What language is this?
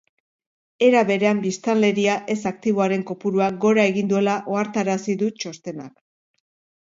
Basque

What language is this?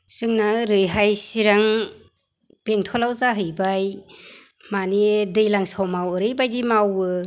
Bodo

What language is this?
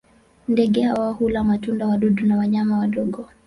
Swahili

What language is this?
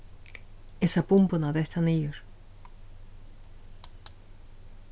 Faroese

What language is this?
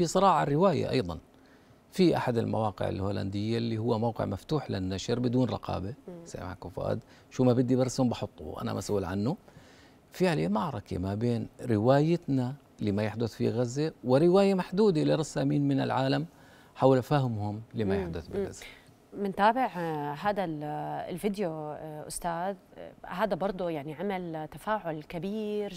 Arabic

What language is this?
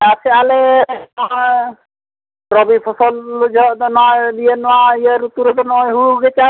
Santali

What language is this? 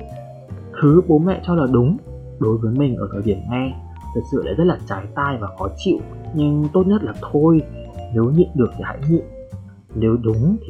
Vietnamese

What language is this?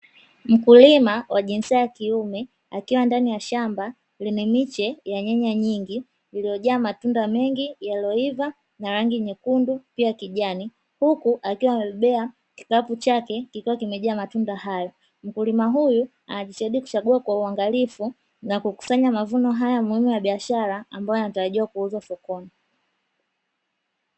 Swahili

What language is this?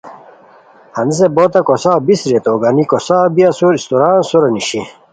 Khowar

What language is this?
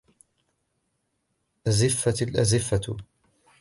Arabic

